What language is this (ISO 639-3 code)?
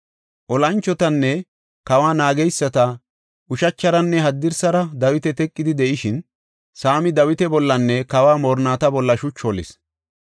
gof